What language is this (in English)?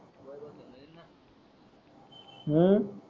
Marathi